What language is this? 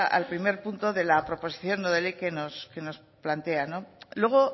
Spanish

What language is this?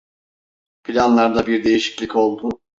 Turkish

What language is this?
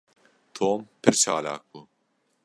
Kurdish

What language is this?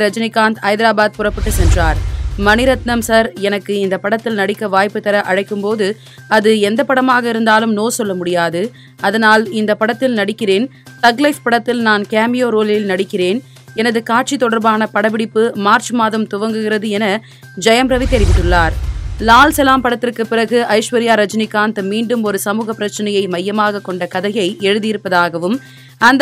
Tamil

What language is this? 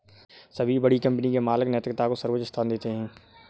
Hindi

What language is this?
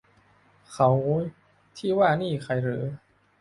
Thai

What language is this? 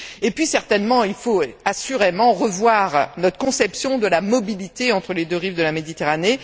French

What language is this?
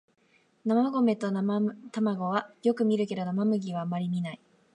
Japanese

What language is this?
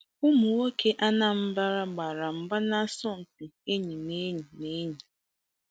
Igbo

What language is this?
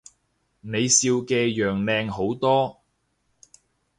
Cantonese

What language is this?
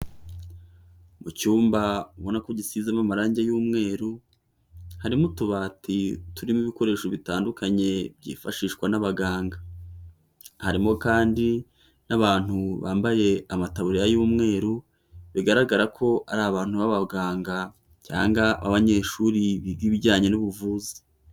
Kinyarwanda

